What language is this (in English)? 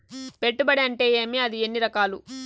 Telugu